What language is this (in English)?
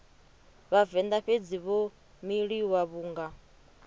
Venda